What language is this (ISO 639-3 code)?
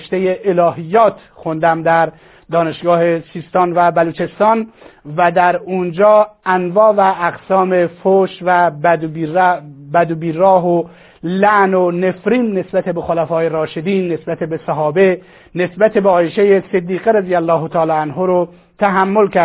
fas